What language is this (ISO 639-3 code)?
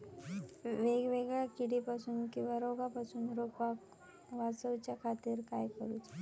mar